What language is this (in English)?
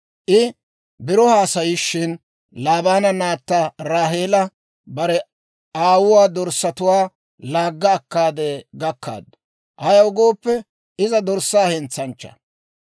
Dawro